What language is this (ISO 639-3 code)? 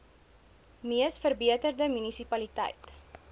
afr